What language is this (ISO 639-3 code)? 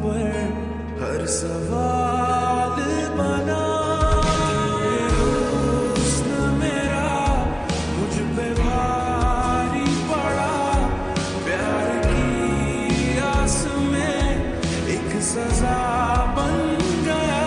hin